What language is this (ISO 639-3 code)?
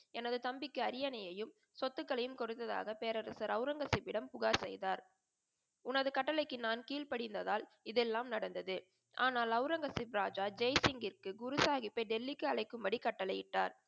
tam